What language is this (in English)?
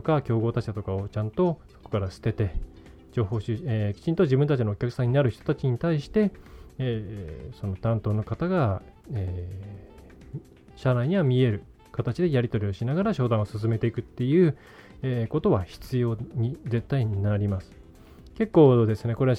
Japanese